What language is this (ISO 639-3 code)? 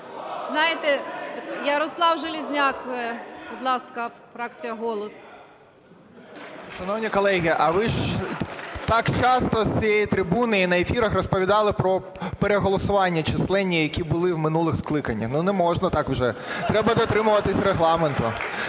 ukr